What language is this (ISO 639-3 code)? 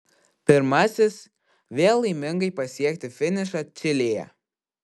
lit